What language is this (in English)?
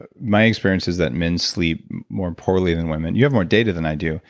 English